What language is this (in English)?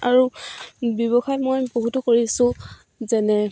Assamese